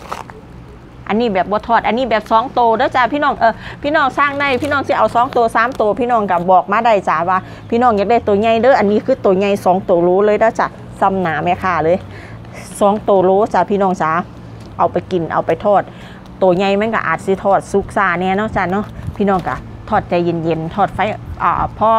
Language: Thai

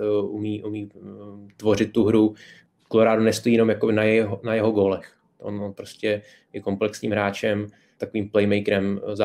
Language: Czech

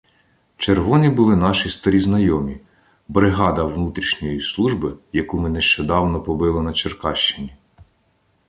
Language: Ukrainian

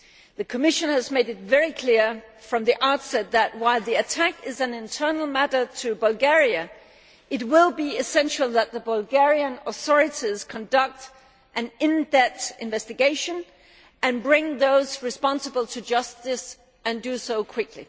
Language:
English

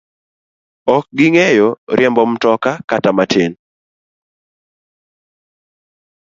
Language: Luo (Kenya and Tanzania)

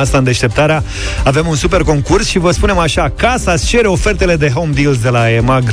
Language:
Romanian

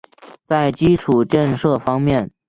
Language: Chinese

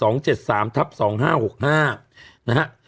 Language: Thai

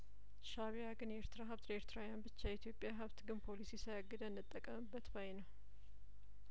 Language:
Amharic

